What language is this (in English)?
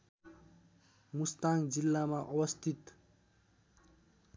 Nepali